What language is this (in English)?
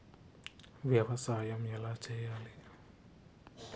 Telugu